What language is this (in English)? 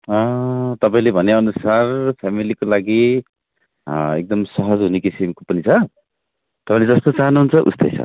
Nepali